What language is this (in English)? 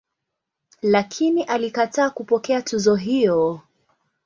Swahili